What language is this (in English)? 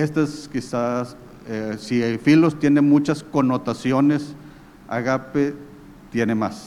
Spanish